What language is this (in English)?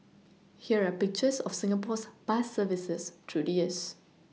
English